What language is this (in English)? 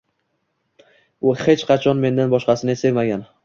Uzbek